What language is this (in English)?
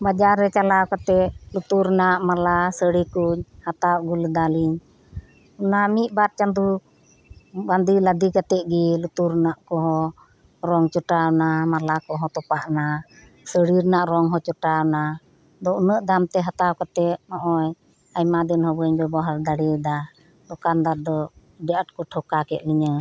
Santali